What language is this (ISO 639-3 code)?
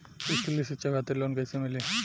bho